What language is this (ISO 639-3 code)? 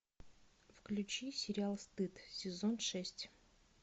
rus